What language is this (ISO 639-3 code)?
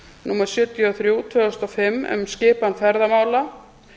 isl